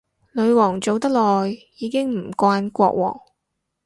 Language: Cantonese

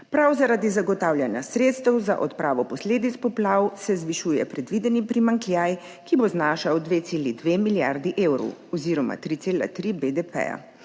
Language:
Slovenian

